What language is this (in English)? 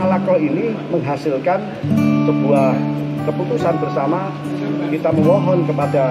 Indonesian